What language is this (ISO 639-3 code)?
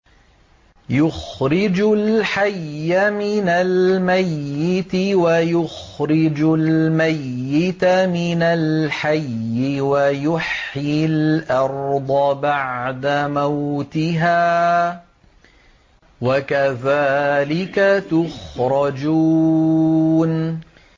ara